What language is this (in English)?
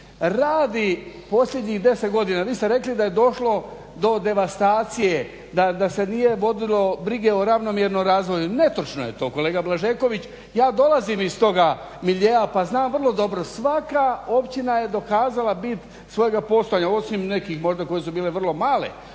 Croatian